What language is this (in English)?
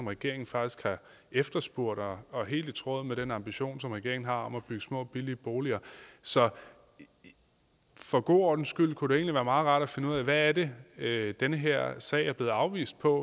Danish